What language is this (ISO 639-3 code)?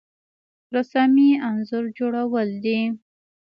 pus